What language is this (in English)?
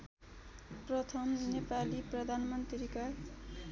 Nepali